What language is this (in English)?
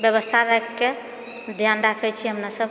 Maithili